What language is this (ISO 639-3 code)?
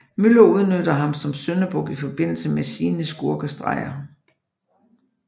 dan